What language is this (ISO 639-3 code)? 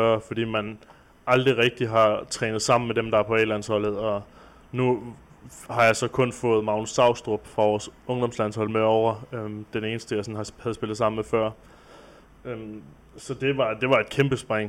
dan